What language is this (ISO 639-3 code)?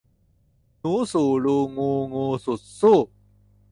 tha